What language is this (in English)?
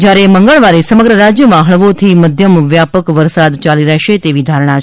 Gujarati